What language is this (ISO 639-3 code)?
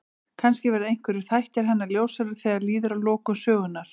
isl